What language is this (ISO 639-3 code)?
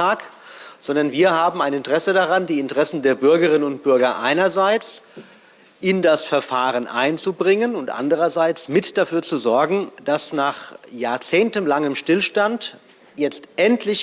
deu